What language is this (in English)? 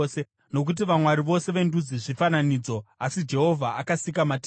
Shona